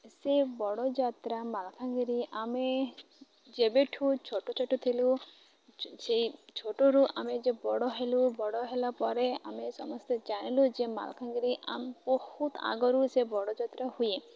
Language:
Odia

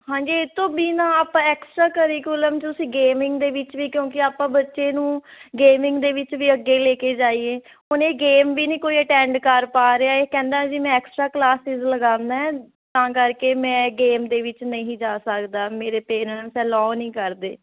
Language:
Punjabi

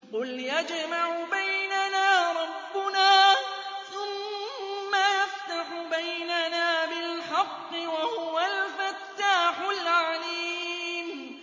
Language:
Arabic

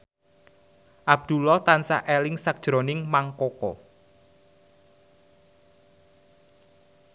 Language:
Javanese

